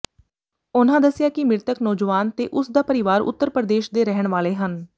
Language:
Punjabi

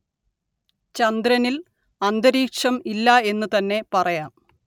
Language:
Malayalam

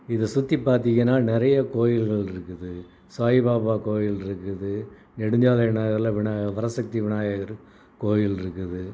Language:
Tamil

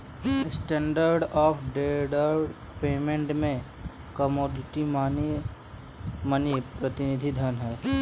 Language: Hindi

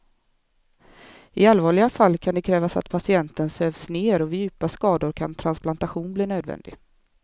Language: Swedish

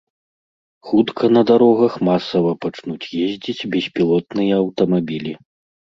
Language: Belarusian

